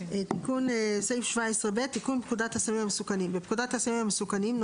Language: Hebrew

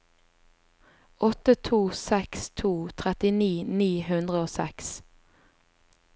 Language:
Norwegian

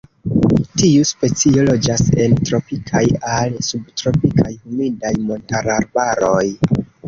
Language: Esperanto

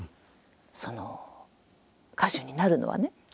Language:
Japanese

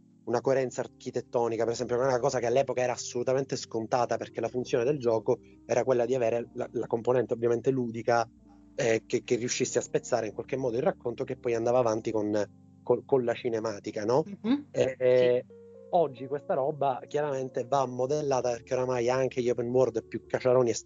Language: Italian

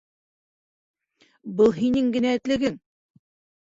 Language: Bashkir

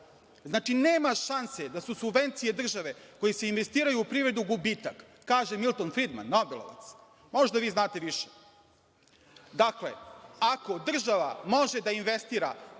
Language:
Serbian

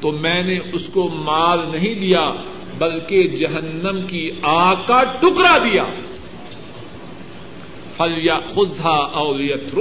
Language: Urdu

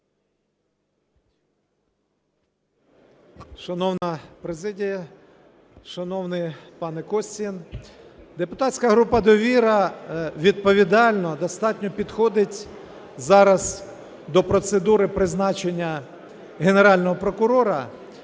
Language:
Ukrainian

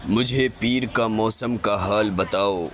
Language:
Urdu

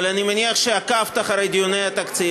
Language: Hebrew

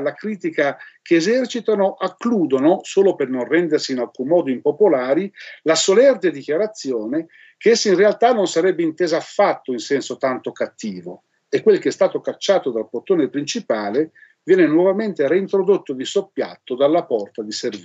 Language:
Italian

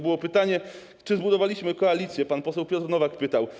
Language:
Polish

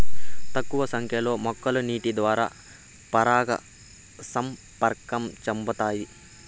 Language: Telugu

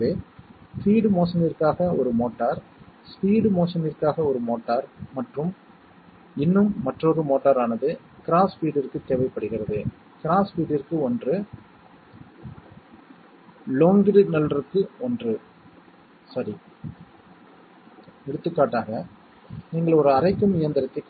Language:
Tamil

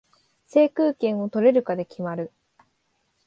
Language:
Japanese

